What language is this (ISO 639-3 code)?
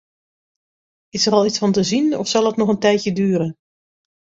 nld